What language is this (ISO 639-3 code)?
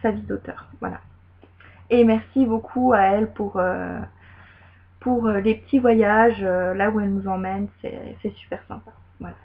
fra